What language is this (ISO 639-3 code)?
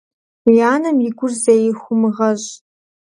kbd